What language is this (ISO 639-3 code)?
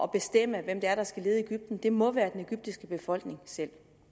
dan